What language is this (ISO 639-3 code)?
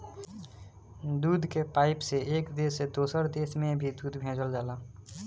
bho